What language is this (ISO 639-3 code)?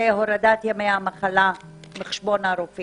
heb